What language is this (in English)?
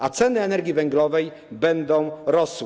Polish